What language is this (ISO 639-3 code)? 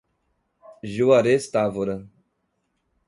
por